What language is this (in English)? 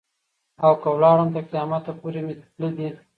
Pashto